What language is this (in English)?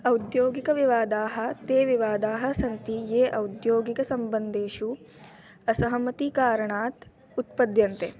Sanskrit